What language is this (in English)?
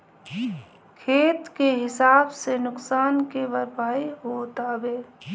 Bhojpuri